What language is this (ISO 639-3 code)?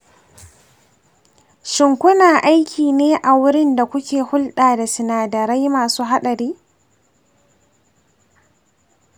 hau